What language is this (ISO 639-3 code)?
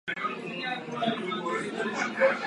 ces